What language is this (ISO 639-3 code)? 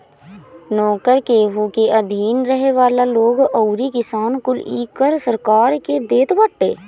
bho